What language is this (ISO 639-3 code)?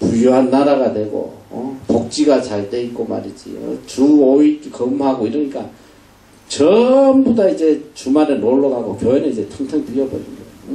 kor